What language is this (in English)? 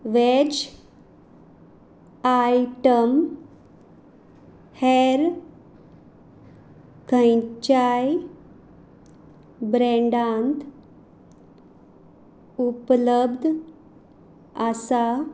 Konkani